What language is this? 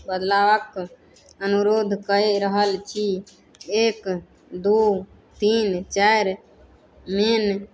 Maithili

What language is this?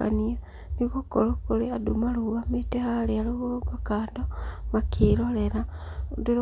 Kikuyu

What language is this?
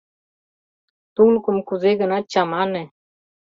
Mari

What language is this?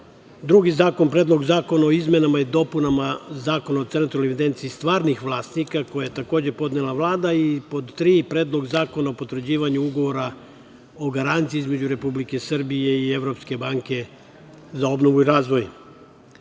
Serbian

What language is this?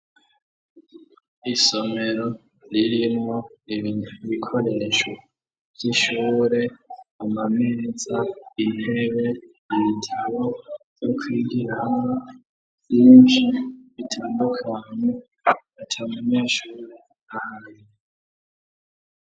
Rundi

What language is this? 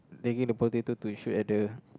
English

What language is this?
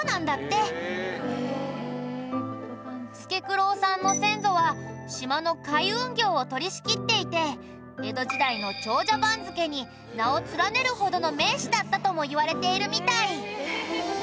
Japanese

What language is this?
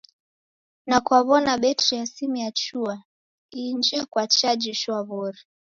Taita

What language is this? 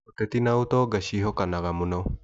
Kikuyu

